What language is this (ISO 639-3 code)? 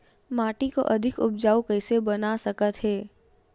hne